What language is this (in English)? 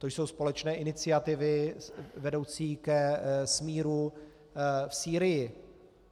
Czech